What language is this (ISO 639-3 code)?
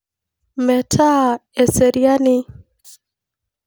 mas